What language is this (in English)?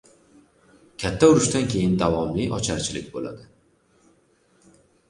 Uzbek